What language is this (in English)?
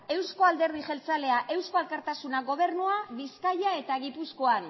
Basque